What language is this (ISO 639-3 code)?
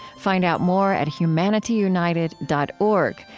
eng